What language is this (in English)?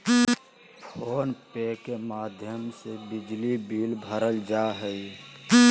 Magahi